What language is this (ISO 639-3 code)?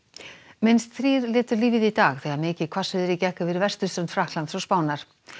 isl